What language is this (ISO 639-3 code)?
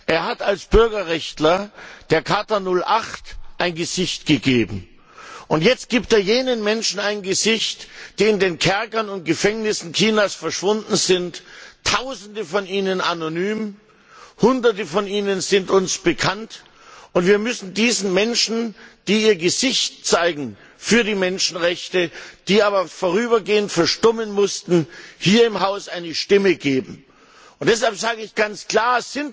deu